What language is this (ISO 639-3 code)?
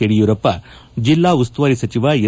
kan